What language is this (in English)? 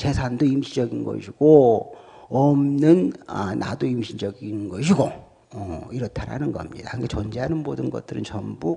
Korean